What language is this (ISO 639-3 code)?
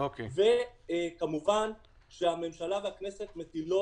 heb